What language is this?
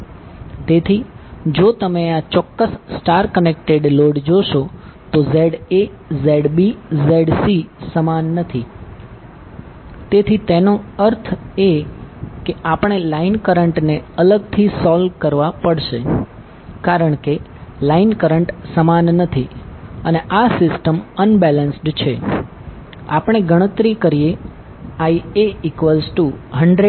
Gujarati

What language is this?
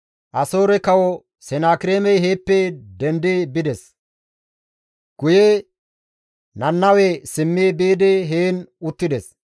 Gamo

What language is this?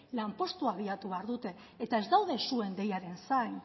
Basque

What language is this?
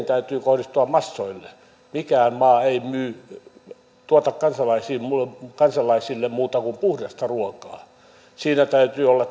Finnish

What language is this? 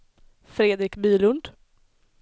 Swedish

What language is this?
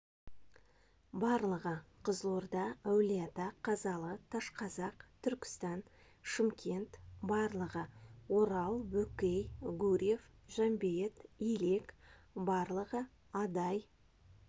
Kazakh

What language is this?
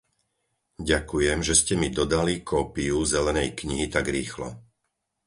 Slovak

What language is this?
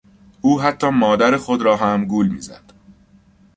Persian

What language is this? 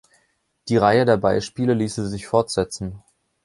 German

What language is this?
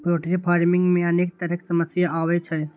Maithili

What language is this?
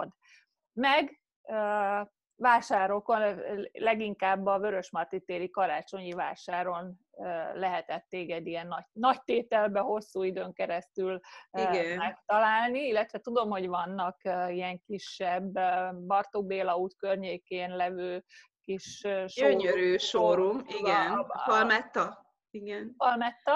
Hungarian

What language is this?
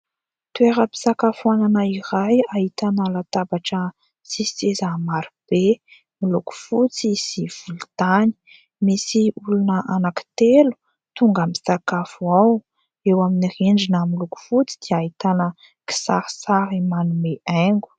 Malagasy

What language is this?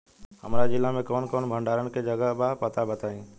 Bhojpuri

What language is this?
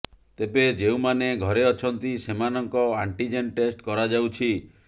Odia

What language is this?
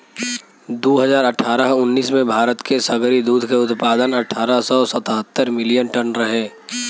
Bhojpuri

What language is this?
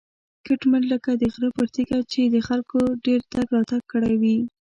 Pashto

